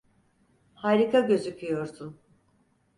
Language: Turkish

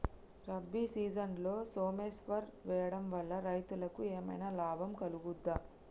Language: Telugu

